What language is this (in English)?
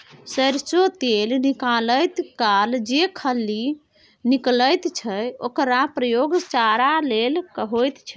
Maithili